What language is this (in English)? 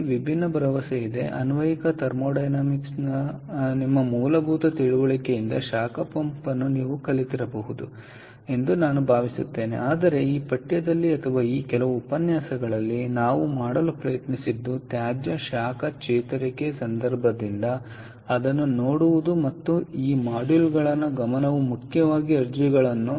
Kannada